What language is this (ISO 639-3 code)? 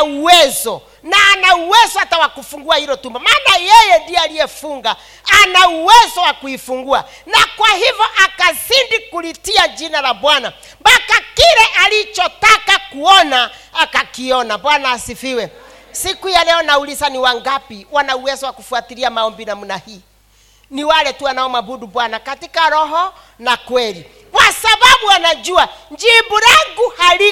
swa